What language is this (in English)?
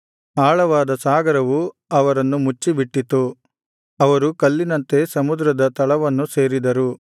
Kannada